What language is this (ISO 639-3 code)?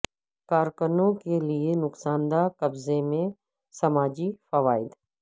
urd